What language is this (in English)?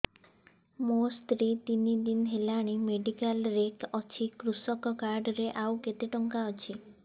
Odia